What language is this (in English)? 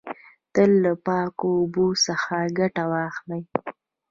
Pashto